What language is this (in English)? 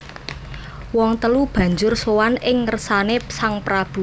Javanese